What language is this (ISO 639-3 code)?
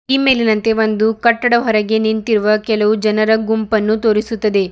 kan